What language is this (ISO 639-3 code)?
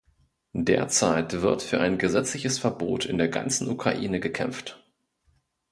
deu